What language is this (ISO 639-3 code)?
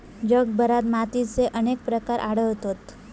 mar